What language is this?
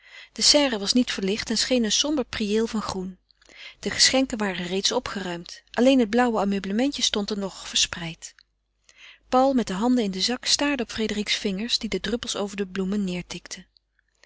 Dutch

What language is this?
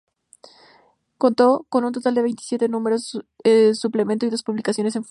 Spanish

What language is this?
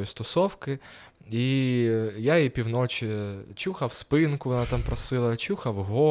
Ukrainian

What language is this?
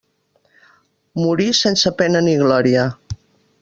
Catalan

